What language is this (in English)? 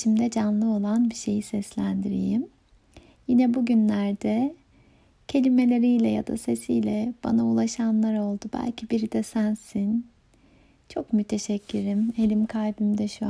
Turkish